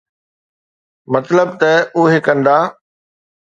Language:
Sindhi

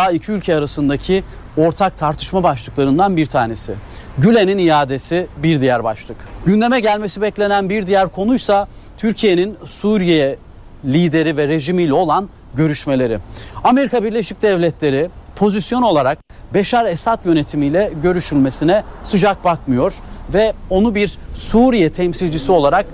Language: Turkish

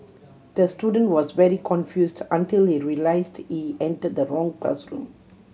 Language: English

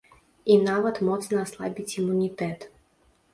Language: Belarusian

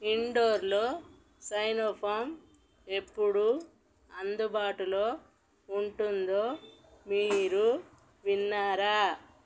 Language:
Telugu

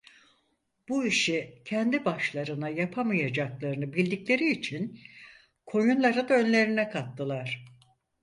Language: Turkish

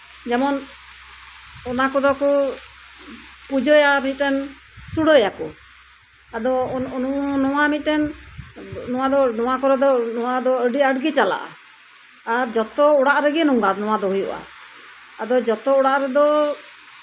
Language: Santali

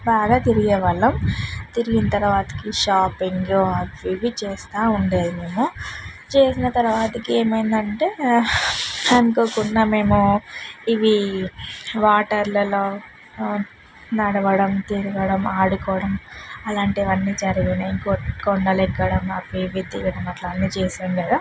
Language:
Telugu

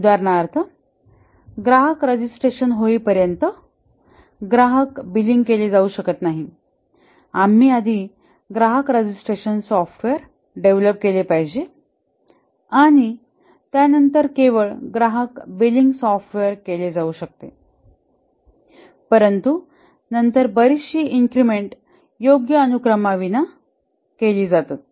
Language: Marathi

